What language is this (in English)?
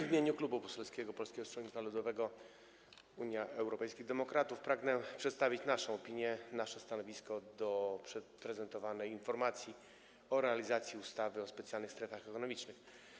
Polish